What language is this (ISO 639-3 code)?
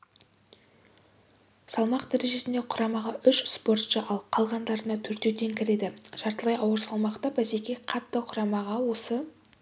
kaz